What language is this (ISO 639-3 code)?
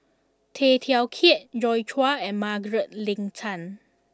eng